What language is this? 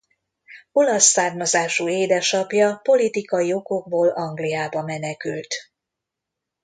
Hungarian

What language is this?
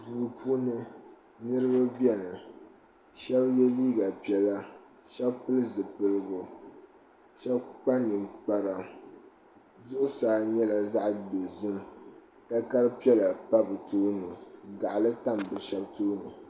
Dagbani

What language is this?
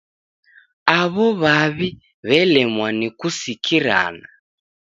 Taita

